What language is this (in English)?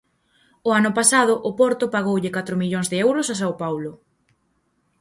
Galician